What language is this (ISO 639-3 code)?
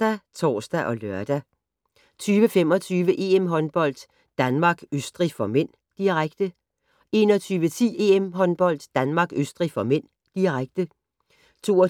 dan